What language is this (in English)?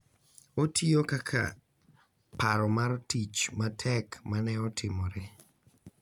Luo (Kenya and Tanzania)